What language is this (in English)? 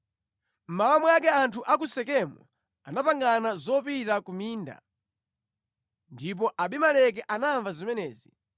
Nyanja